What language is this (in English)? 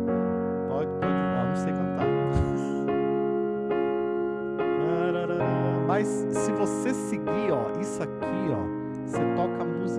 Portuguese